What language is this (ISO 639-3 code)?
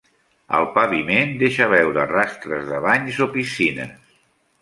cat